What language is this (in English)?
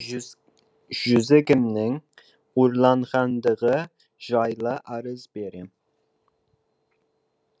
Kazakh